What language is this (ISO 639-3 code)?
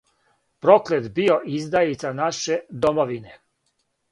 srp